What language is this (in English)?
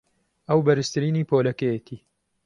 Central Kurdish